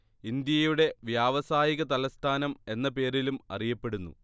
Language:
Malayalam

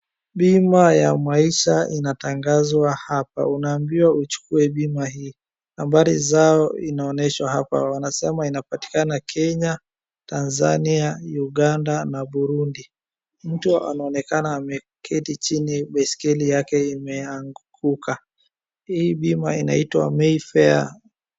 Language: Swahili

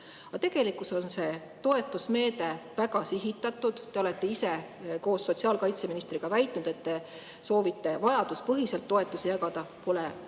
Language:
Estonian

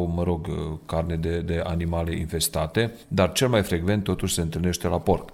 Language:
Romanian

